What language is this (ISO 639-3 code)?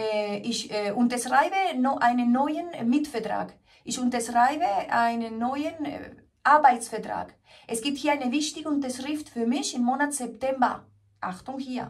deu